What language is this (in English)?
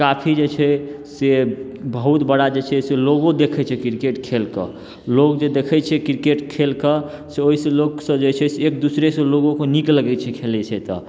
Maithili